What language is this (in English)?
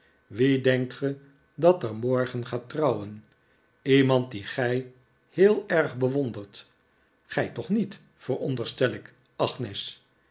Dutch